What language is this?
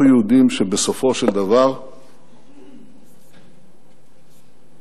Hebrew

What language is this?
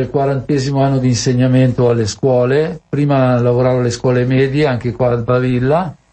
Italian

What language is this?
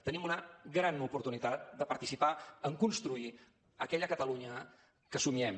Catalan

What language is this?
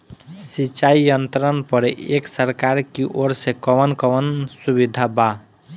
Bhojpuri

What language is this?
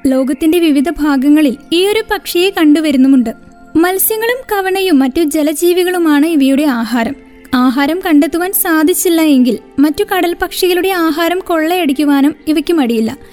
Malayalam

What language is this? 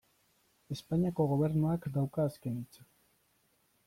Basque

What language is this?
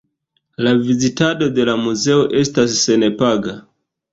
Esperanto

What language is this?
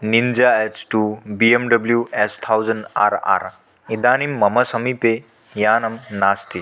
Sanskrit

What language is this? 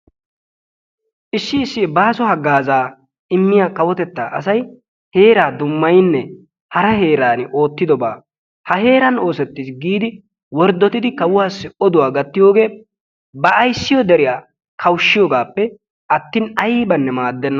Wolaytta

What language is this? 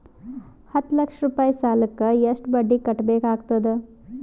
Kannada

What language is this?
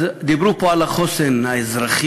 Hebrew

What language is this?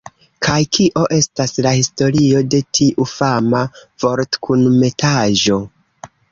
Esperanto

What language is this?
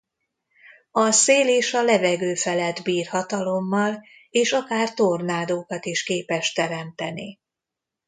Hungarian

